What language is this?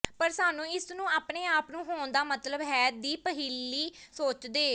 Punjabi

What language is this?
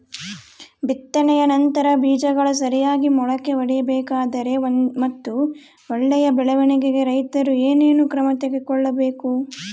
Kannada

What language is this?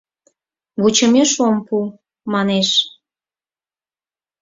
Mari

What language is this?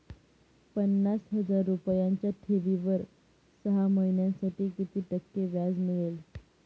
Marathi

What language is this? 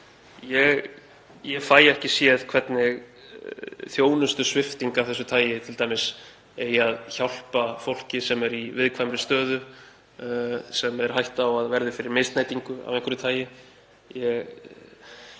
Icelandic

